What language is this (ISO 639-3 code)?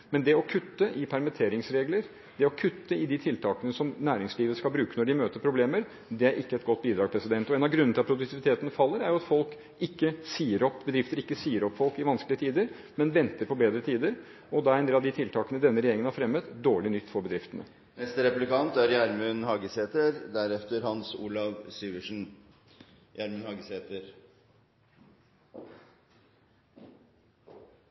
nor